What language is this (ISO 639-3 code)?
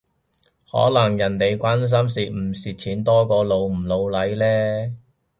yue